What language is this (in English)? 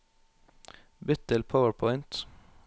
Norwegian